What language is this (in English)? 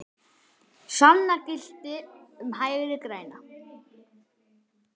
Icelandic